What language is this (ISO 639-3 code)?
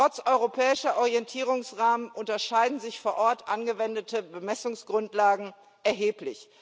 deu